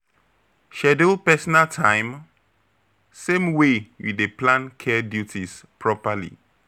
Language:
Nigerian Pidgin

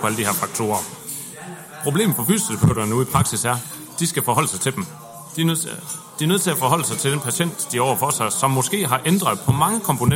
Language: Danish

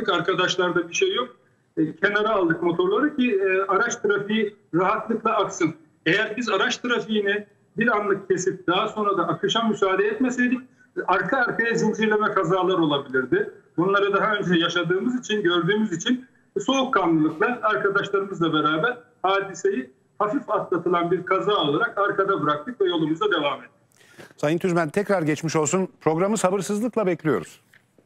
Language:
Turkish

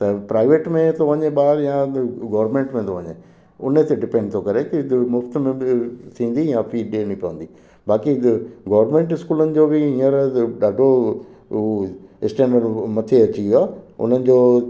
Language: Sindhi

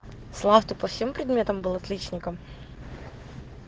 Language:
Russian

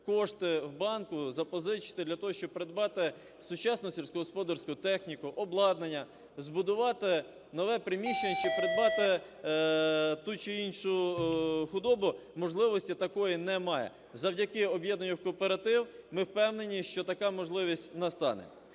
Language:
Ukrainian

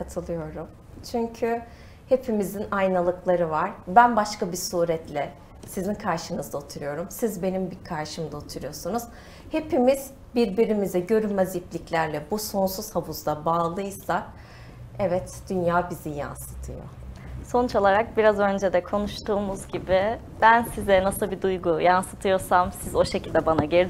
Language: Turkish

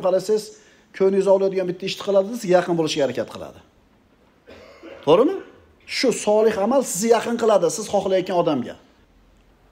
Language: Turkish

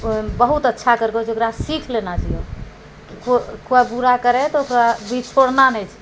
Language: Maithili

